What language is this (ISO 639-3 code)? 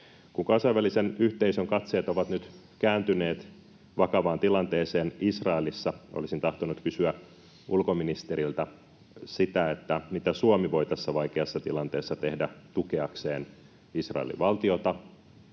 fin